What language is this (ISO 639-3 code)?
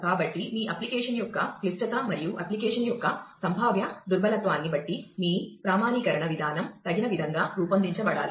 tel